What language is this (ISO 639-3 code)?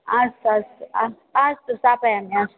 san